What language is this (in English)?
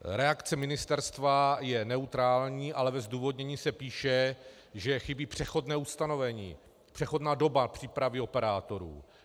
Czech